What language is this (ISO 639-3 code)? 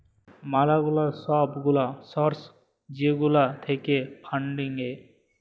ben